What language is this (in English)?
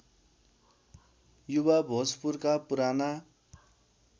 Nepali